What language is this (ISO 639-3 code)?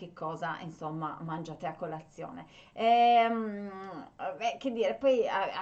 ita